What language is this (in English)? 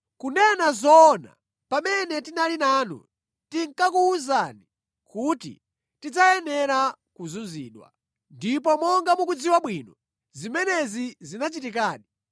Nyanja